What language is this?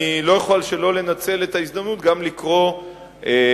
Hebrew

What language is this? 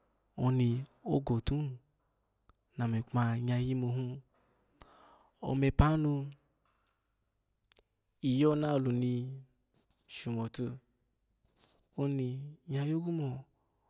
Alago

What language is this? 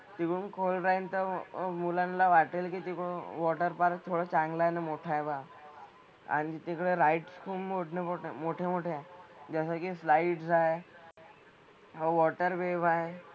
Marathi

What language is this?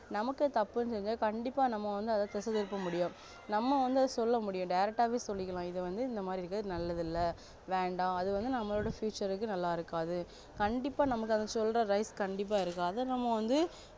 Tamil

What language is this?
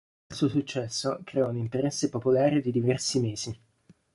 Italian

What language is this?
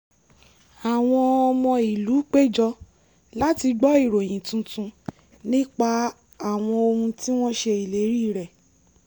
Yoruba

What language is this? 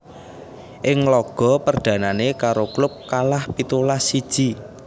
Javanese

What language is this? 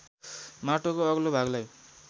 Nepali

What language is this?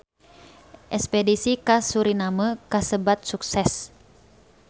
Sundanese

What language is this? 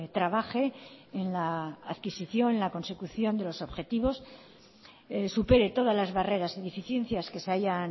Spanish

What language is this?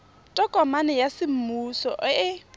Tswana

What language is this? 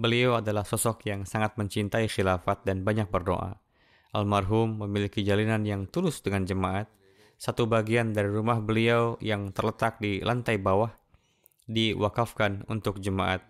Indonesian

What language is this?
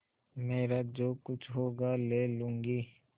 Hindi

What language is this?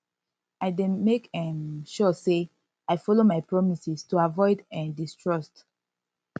Nigerian Pidgin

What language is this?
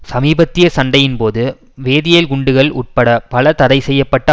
Tamil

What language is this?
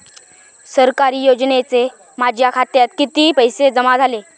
Marathi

